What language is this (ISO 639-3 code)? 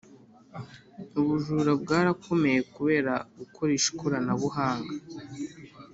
kin